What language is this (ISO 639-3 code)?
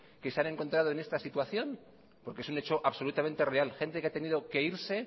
spa